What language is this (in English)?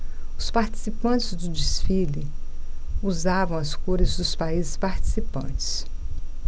Portuguese